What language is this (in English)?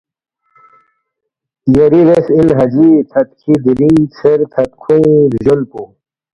Balti